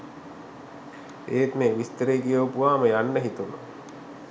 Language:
Sinhala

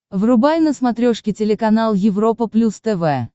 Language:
Russian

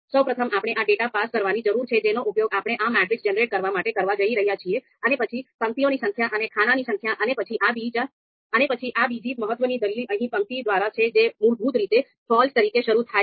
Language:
Gujarati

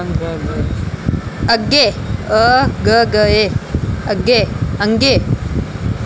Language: Dogri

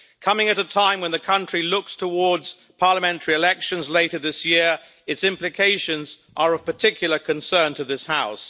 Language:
English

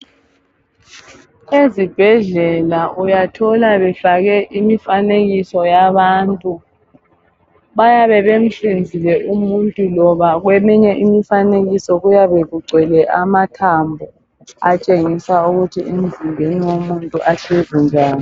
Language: North Ndebele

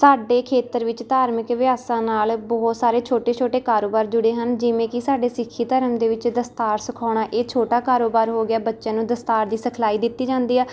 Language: Punjabi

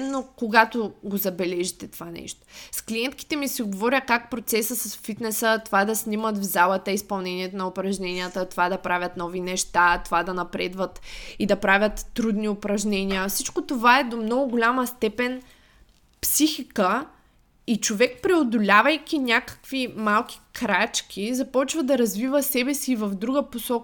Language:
Bulgarian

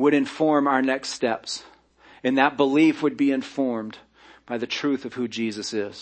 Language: English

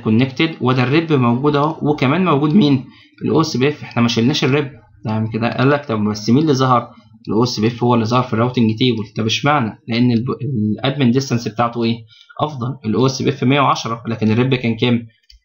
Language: Arabic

